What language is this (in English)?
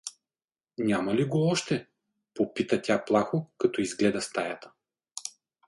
Bulgarian